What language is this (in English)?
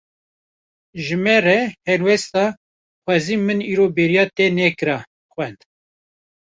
Kurdish